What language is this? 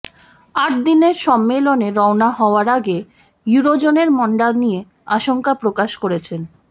Bangla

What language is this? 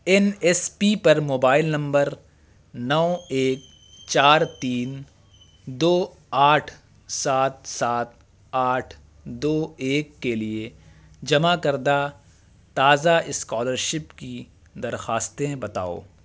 Urdu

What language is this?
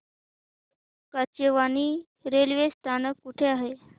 Marathi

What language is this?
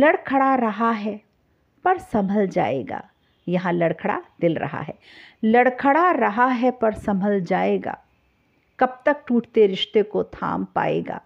Hindi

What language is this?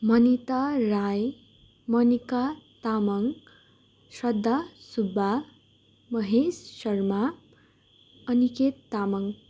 Nepali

